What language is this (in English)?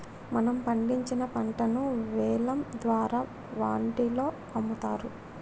Telugu